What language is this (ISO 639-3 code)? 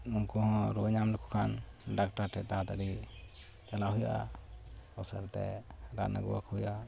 sat